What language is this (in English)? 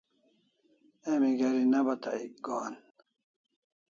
Kalasha